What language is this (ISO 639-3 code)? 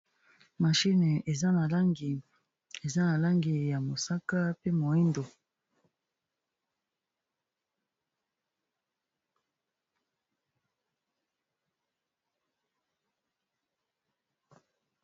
lin